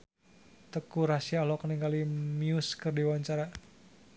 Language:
Sundanese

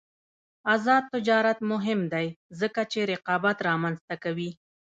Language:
Pashto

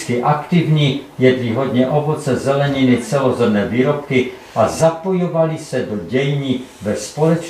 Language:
Czech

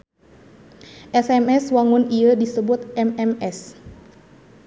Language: Sundanese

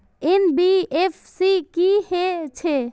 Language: Maithili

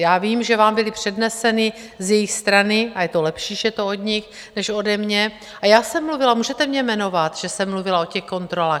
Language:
Czech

